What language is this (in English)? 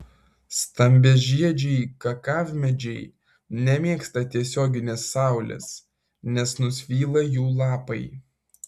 Lithuanian